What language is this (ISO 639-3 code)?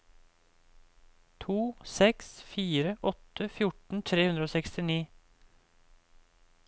nor